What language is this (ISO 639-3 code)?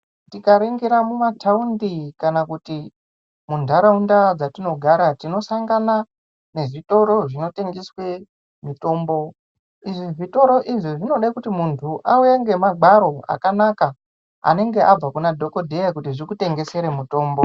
ndc